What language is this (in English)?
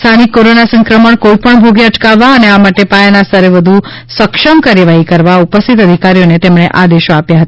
Gujarati